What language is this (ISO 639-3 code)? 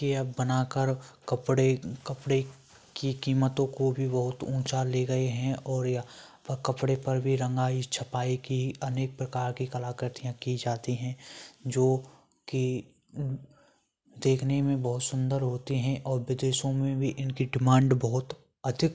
hin